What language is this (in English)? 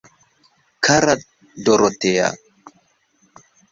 Esperanto